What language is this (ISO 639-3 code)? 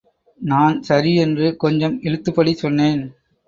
tam